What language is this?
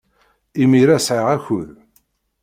Kabyle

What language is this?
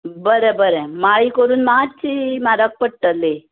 Konkani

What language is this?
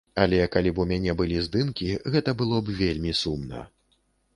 Belarusian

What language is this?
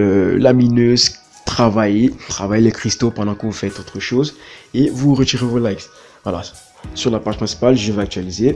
French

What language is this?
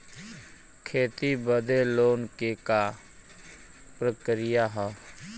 Bhojpuri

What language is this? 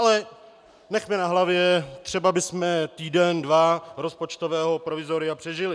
Czech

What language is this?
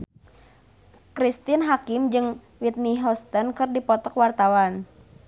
Sundanese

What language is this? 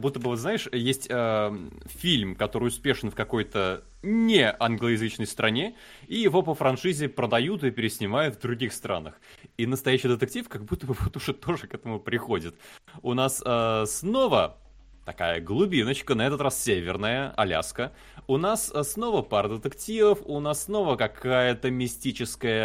Russian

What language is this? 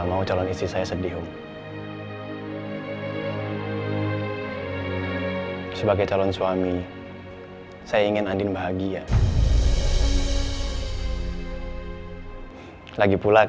Indonesian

